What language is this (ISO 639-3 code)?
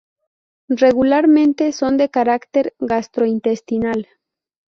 spa